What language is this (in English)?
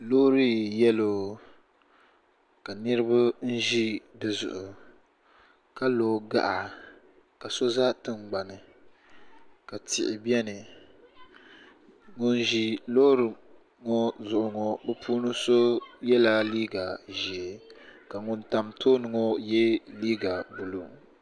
Dagbani